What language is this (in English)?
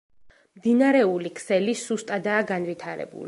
Georgian